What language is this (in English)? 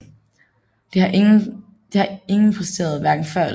Danish